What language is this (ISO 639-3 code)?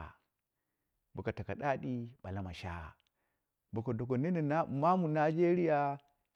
kna